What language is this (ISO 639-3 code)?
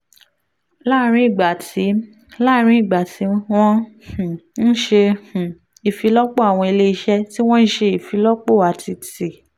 yor